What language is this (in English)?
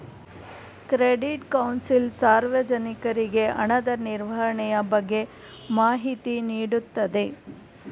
Kannada